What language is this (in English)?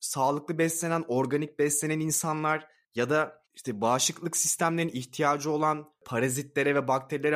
Turkish